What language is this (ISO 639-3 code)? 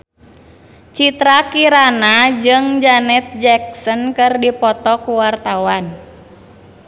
sun